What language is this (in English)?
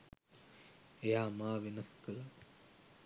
Sinhala